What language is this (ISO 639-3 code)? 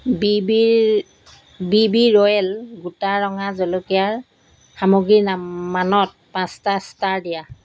asm